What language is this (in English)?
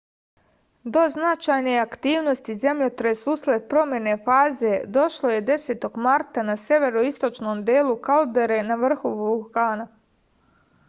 Serbian